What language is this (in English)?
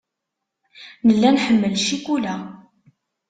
Kabyle